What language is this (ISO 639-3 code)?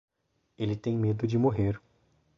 por